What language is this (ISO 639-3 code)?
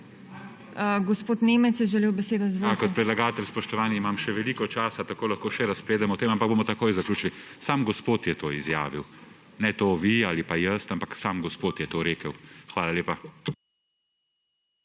slv